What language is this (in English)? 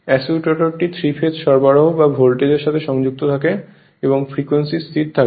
Bangla